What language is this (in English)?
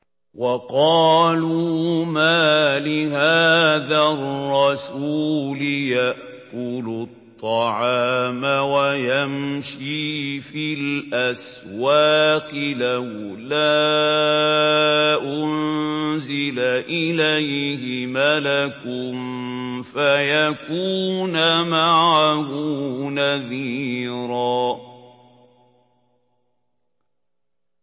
Arabic